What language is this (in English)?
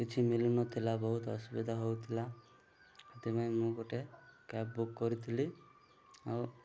Odia